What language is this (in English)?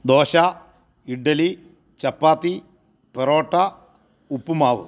Malayalam